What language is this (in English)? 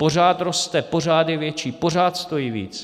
Czech